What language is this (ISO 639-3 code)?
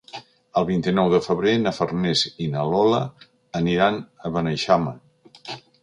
cat